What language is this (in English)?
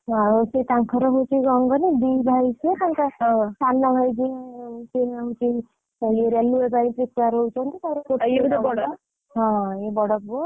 Odia